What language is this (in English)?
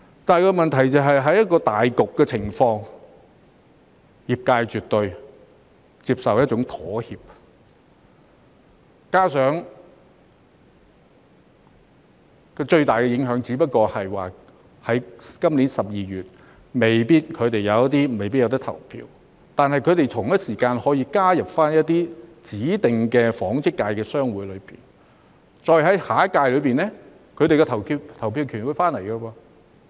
Cantonese